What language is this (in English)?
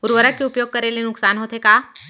Chhattisgarhi